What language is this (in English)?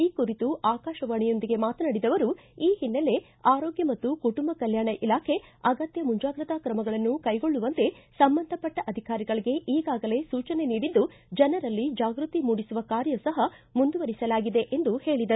Kannada